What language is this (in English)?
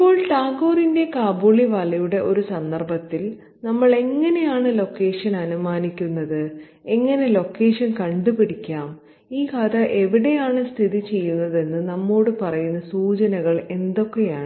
Malayalam